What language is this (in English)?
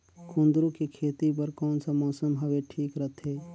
Chhattisgarhi